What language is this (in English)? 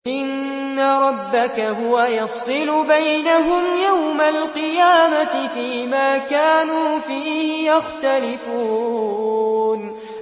Arabic